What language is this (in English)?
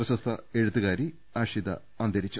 Malayalam